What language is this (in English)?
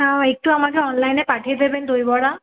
Bangla